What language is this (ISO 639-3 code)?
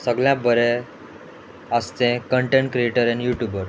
kok